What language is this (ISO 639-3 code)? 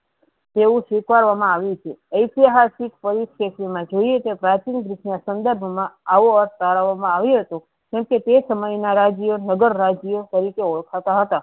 guj